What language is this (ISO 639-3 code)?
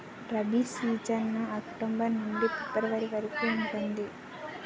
tel